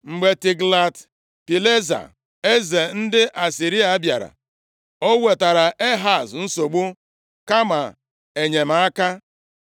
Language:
Igbo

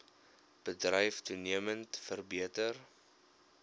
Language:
Afrikaans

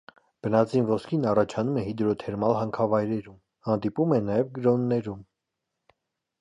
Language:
Armenian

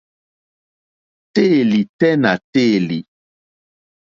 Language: Mokpwe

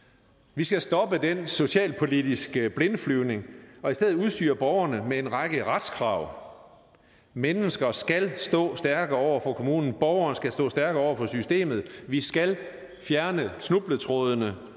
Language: Danish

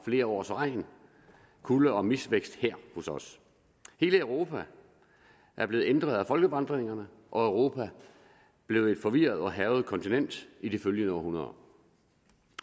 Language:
Danish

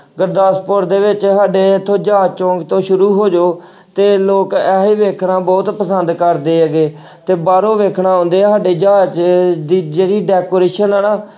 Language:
Punjabi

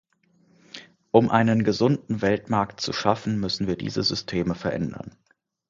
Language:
German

